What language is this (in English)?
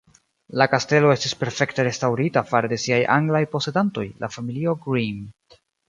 Esperanto